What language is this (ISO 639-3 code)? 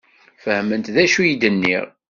kab